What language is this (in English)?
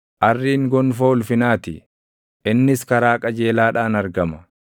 Oromo